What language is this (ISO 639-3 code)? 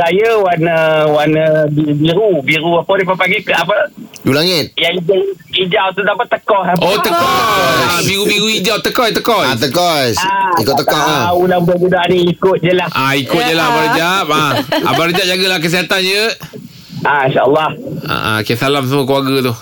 msa